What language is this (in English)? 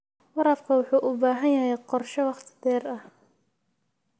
Somali